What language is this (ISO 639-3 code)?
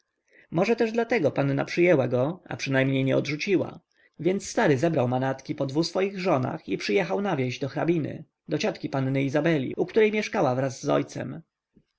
pol